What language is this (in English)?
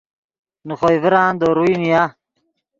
Yidgha